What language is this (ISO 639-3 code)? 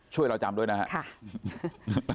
tha